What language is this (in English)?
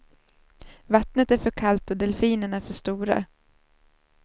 Swedish